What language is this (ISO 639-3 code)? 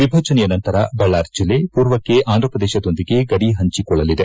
kan